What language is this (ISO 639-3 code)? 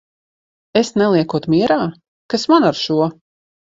lav